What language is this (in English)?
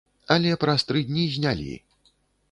Belarusian